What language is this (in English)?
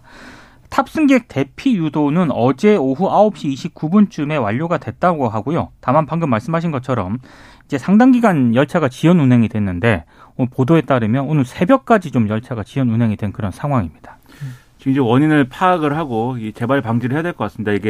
Korean